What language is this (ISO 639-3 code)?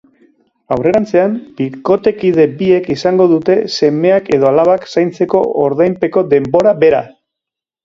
eus